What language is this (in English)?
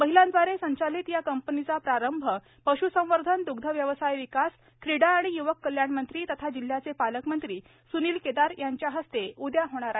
Marathi